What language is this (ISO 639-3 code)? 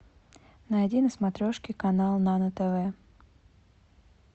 rus